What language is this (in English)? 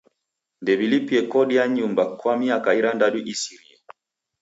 Taita